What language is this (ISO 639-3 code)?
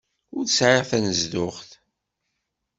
kab